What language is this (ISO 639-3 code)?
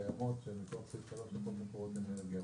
heb